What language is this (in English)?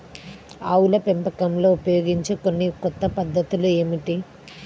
Telugu